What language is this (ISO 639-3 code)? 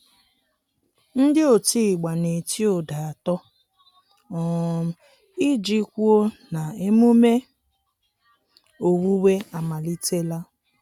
ibo